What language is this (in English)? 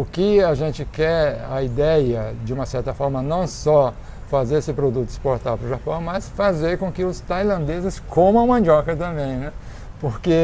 Portuguese